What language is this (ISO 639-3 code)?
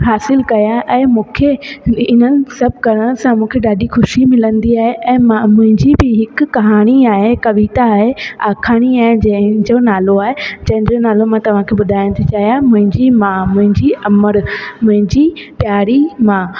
snd